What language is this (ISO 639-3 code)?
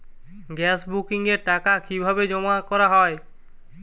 ben